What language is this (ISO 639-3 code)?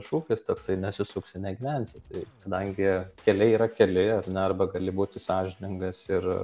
lit